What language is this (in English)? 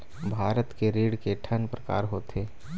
Chhattisgarhi